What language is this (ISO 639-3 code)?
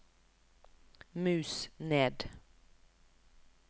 nor